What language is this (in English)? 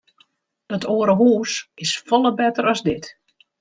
Western Frisian